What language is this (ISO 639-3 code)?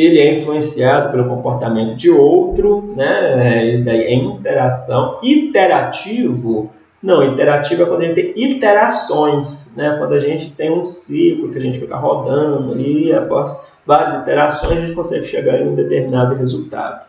por